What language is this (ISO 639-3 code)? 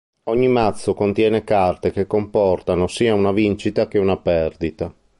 ita